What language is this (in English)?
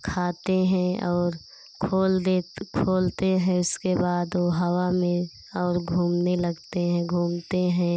Hindi